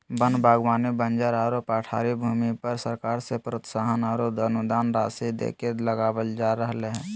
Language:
Magahi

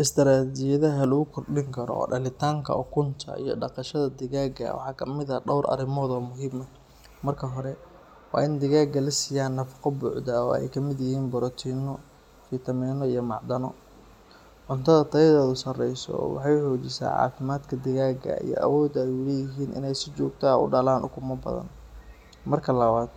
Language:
Somali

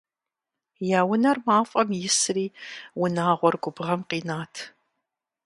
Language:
Kabardian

